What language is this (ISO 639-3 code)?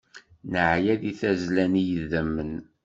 kab